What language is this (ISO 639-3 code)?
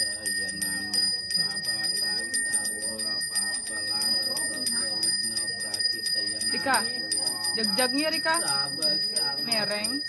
tha